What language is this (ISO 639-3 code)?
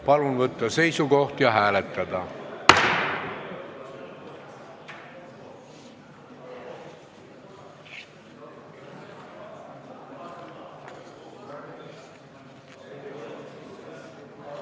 est